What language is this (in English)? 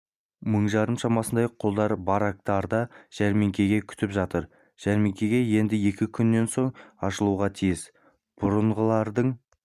Kazakh